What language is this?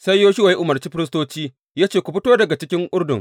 Hausa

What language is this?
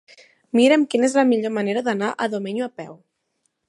Catalan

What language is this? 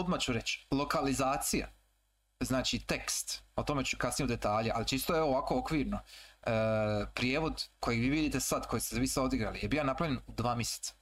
Croatian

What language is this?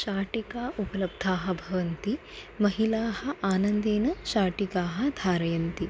Sanskrit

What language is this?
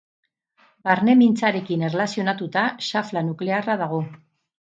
Basque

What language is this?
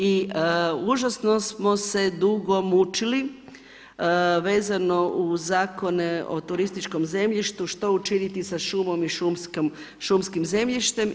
Croatian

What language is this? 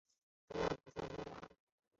Chinese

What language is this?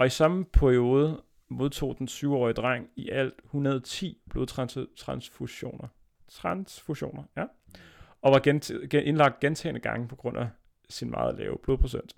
Danish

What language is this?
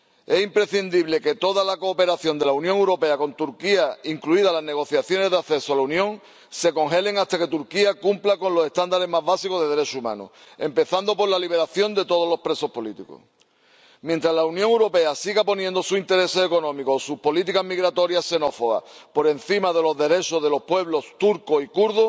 Spanish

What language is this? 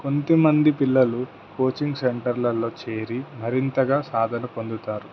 Telugu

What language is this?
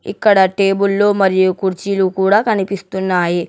Telugu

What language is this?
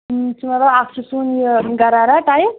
Kashmiri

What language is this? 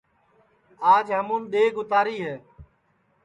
Sansi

